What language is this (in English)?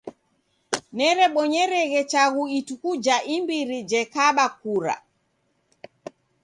Taita